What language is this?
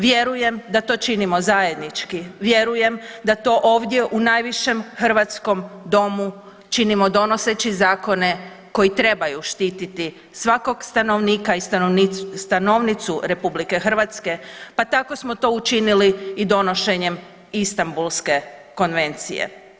Croatian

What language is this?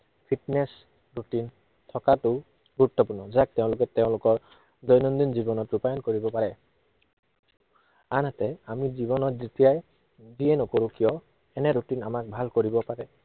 Assamese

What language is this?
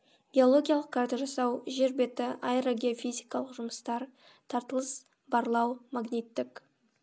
Kazakh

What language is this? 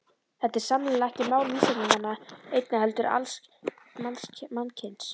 Icelandic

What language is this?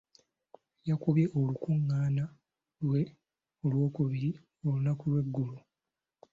Ganda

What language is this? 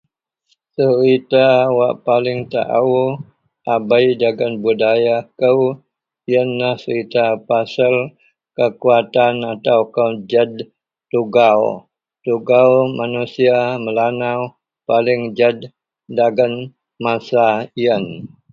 Central Melanau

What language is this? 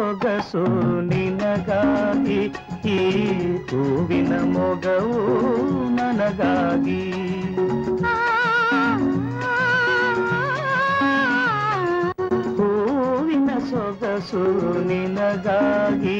Kannada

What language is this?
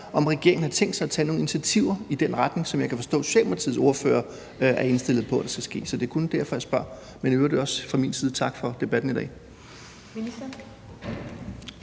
Danish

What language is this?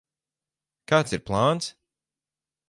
Latvian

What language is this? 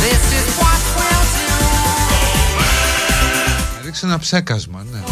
Greek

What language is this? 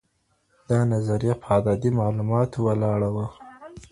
Pashto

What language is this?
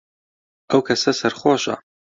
Central Kurdish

